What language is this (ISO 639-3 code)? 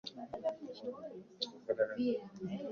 swa